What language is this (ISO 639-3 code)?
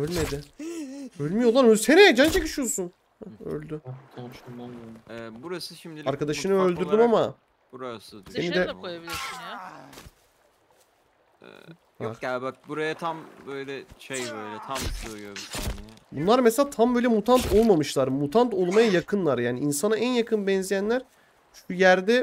tur